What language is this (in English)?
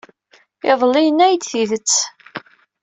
Kabyle